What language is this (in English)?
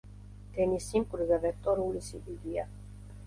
Georgian